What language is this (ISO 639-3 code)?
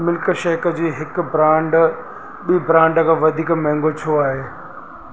snd